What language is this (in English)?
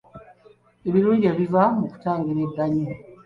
Ganda